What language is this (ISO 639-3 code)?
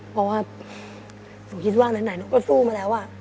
tha